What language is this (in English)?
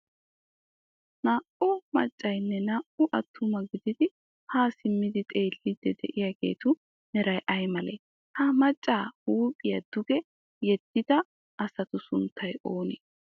Wolaytta